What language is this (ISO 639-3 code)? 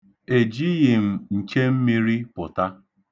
ibo